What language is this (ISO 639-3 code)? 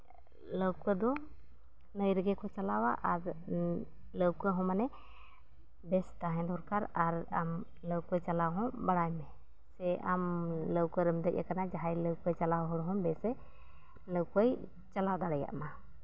sat